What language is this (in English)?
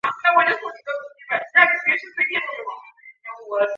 Chinese